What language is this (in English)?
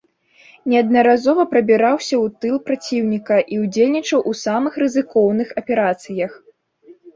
Belarusian